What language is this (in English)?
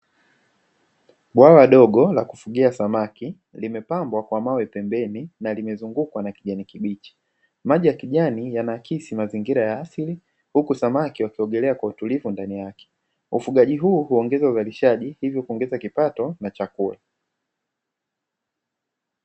Swahili